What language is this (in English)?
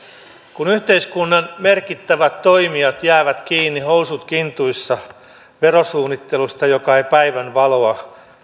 Finnish